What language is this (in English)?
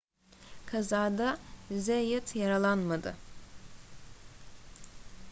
Turkish